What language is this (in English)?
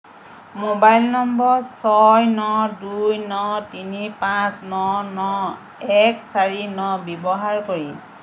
Assamese